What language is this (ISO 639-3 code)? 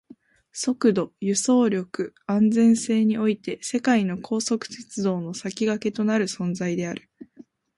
jpn